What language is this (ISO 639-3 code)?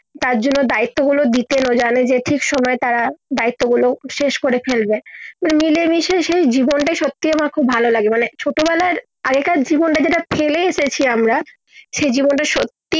ben